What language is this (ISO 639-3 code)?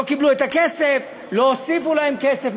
heb